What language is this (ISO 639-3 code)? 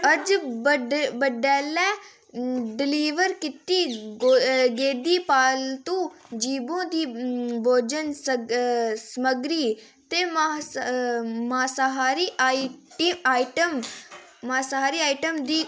doi